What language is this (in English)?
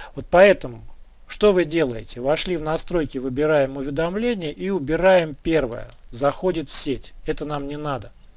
Russian